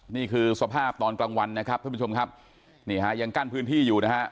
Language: Thai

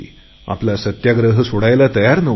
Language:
Marathi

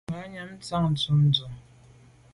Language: Medumba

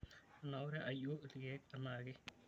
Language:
Masai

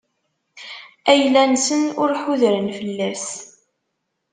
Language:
Kabyle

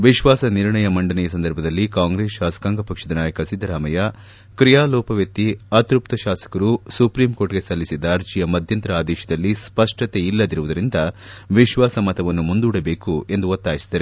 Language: Kannada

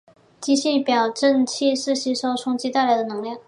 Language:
Chinese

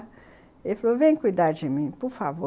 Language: Portuguese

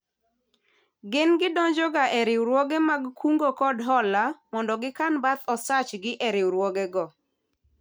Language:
Luo (Kenya and Tanzania)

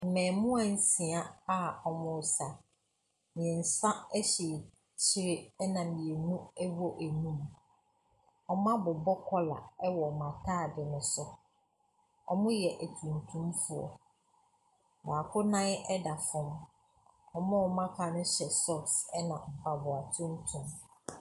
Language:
Akan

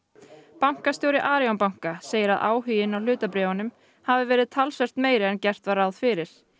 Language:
Icelandic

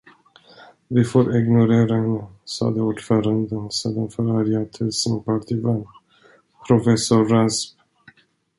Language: Swedish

